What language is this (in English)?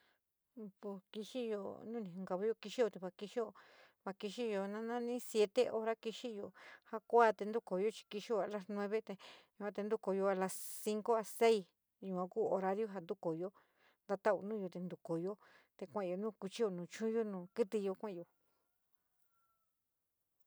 San Miguel El Grande Mixtec